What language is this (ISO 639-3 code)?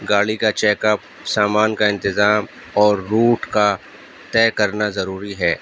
urd